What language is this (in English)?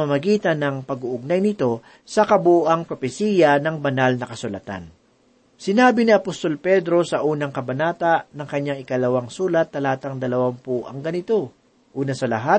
Filipino